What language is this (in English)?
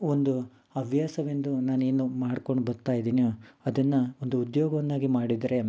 Kannada